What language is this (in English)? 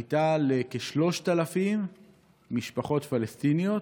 Hebrew